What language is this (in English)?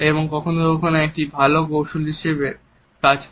Bangla